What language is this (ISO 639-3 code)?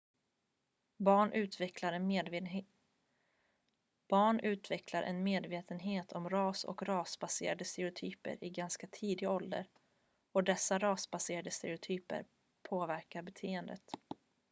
swe